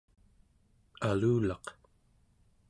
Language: Central Yupik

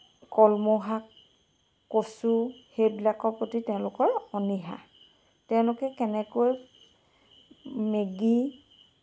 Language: Assamese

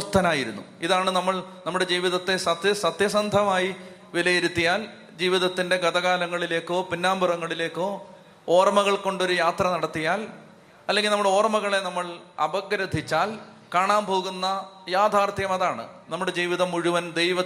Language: Malayalam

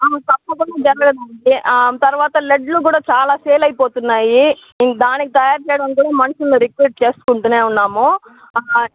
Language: Telugu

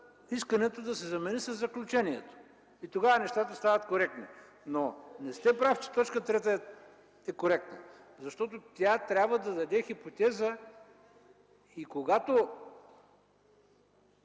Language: Bulgarian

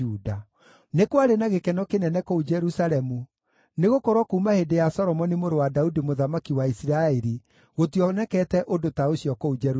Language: Kikuyu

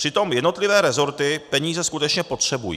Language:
Czech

